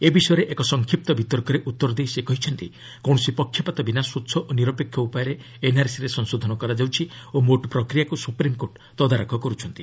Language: Odia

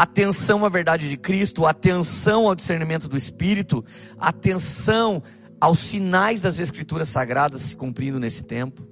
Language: Portuguese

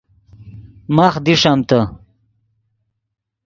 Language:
Yidgha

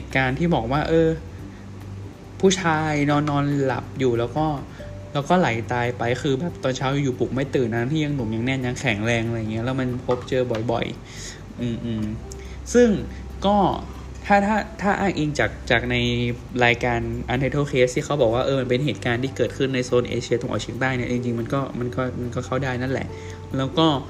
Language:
Thai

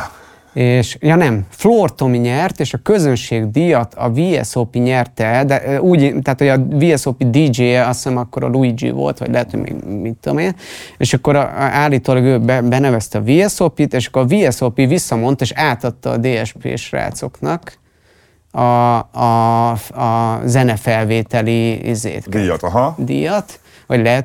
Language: Hungarian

